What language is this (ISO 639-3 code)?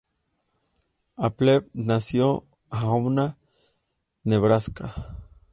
spa